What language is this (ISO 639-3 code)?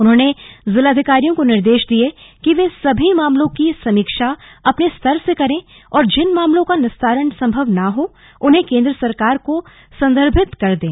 hin